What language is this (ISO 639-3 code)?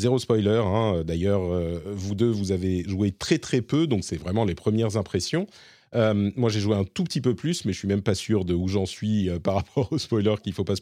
fra